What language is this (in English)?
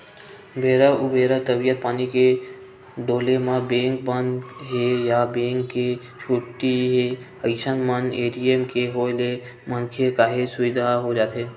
Chhattisgarhi